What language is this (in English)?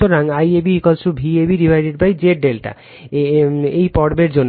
Bangla